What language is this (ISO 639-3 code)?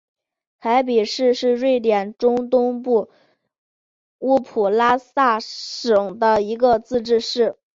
zho